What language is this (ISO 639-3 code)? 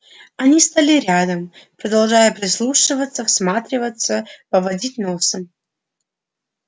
rus